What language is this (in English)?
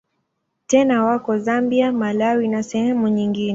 Swahili